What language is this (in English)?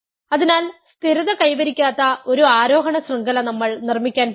Malayalam